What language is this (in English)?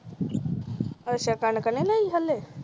Punjabi